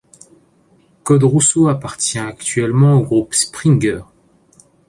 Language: French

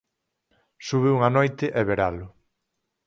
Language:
Galician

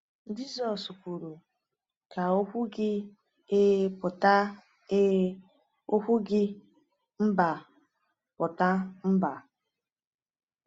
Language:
Igbo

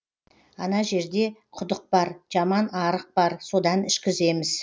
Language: Kazakh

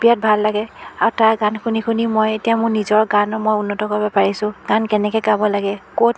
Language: Assamese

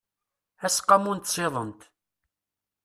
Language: Kabyle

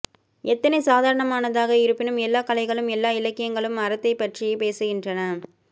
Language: Tamil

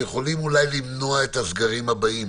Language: Hebrew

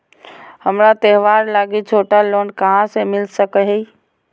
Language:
Magahi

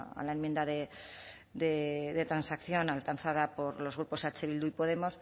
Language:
Spanish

